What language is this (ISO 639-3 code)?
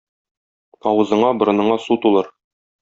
tat